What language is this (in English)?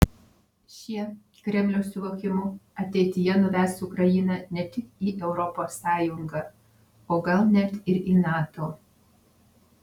Lithuanian